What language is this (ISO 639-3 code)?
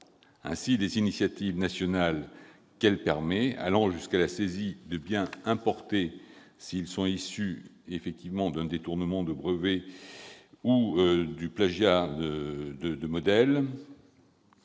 fra